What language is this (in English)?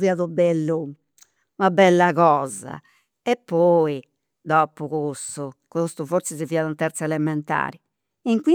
Campidanese Sardinian